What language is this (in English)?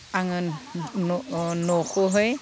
Bodo